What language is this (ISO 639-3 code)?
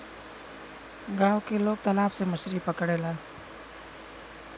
bho